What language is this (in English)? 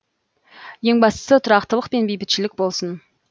Kazakh